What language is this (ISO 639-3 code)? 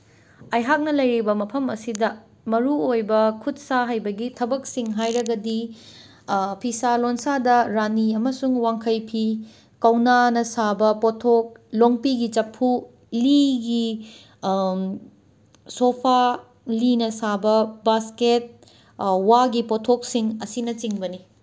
mni